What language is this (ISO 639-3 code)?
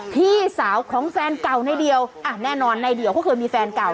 tha